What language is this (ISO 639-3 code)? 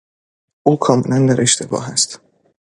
fas